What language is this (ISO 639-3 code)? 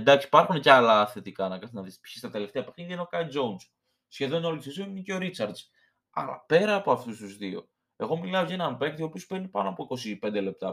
ell